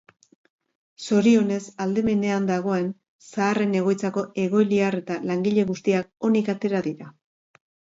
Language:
Basque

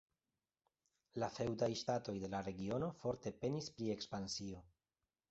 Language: Esperanto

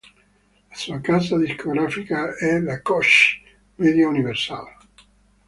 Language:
Italian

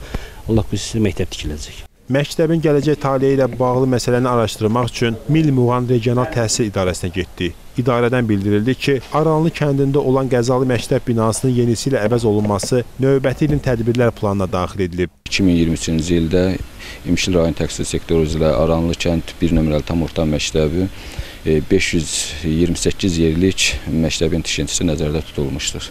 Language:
Turkish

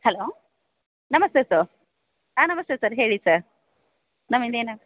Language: Kannada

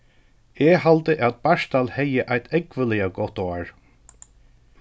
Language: Faroese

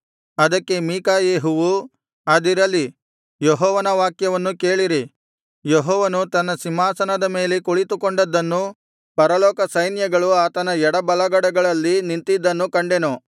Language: Kannada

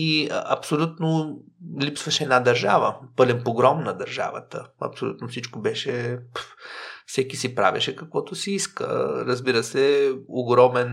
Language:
Bulgarian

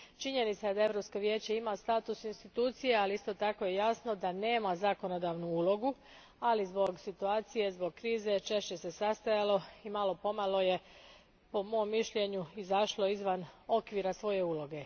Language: Croatian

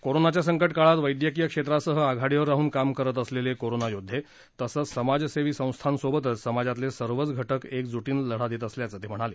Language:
Marathi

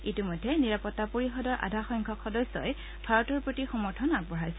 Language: Assamese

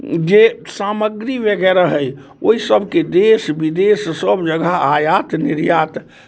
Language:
Maithili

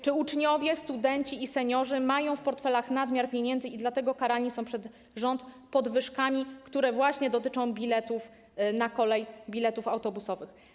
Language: Polish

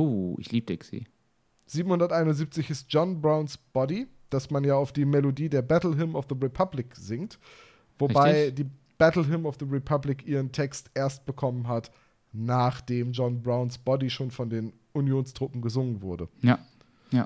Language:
German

